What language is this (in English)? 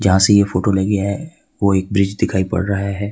Hindi